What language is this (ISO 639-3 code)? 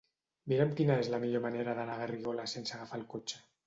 cat